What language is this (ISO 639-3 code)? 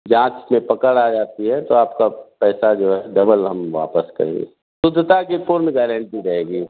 hin